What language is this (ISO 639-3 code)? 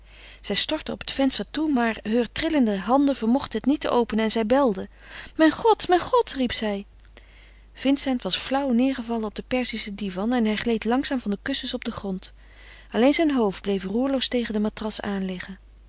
nld